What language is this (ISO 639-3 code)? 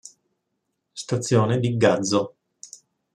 ita